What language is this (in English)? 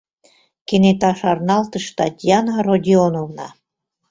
Mari